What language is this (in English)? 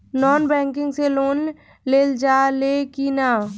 Bhojpuri